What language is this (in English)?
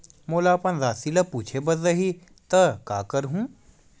Chhattisgarhi